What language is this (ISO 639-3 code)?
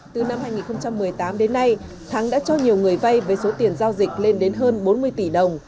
vie